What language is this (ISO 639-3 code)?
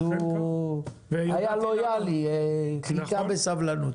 heb